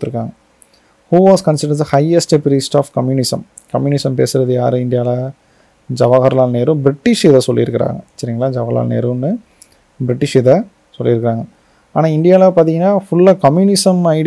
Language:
Tamil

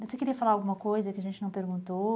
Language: Portuguese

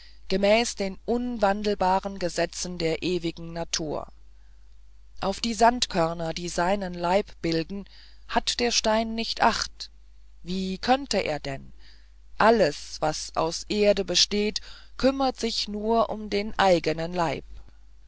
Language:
German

